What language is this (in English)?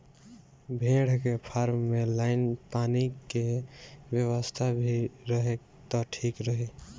Bhojpuri